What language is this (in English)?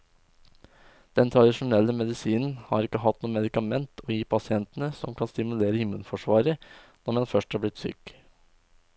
Norwegian